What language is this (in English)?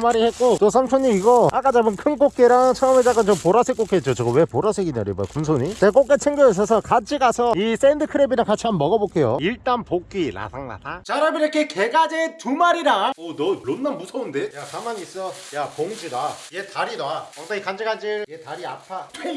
Korean